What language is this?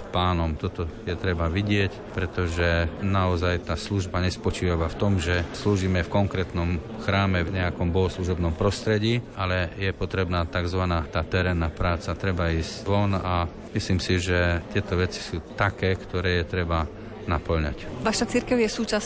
Slovak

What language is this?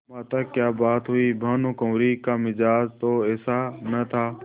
Hindi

